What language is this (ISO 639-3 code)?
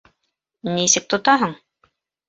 bak